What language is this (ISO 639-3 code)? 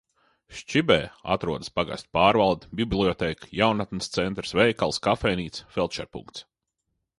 lav